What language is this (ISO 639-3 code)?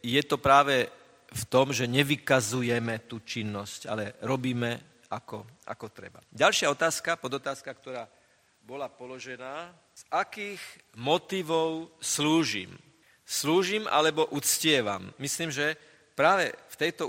slk